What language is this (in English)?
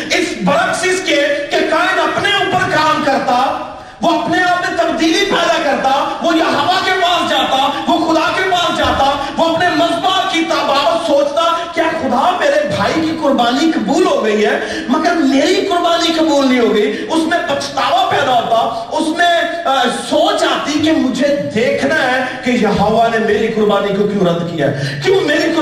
Urdu